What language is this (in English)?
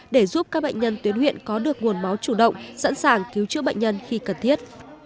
Vietnamese